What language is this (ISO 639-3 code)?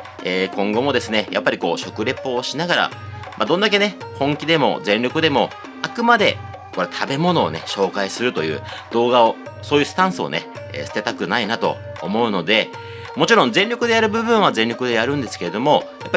jpn